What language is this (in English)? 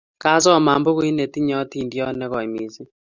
Kalenjin